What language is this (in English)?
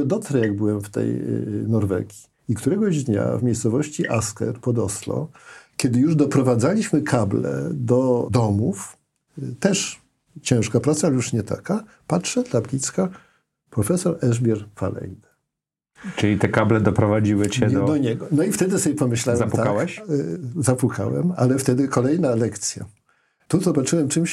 Polish